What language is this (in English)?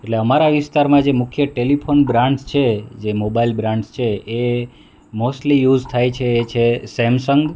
Gujarati